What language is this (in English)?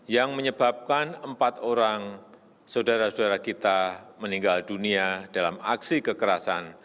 Indonesian